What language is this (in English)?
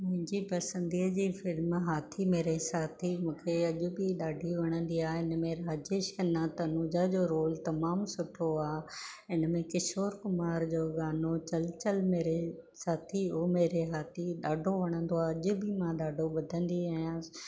Sindhi